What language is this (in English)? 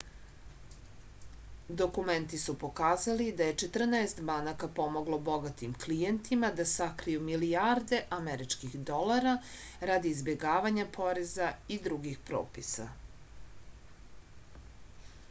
Serbian